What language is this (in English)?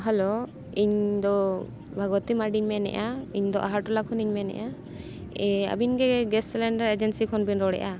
Santali